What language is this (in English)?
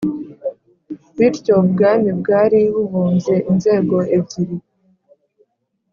Kinyarwanda